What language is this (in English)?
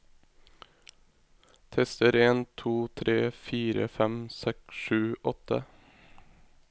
Norwegian